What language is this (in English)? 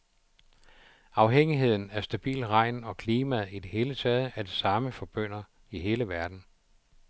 Danish